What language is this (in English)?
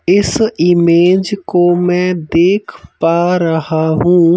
Hindi